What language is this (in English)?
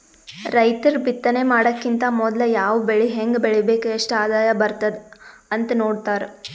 Kannada